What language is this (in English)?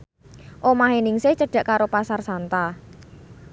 Javanese